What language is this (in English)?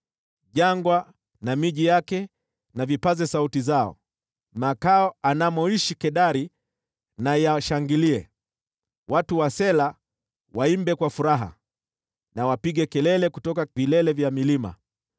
Swahili